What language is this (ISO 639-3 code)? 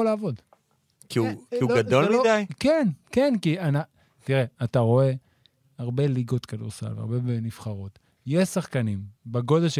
heb